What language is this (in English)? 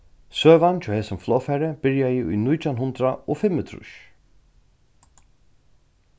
Faroese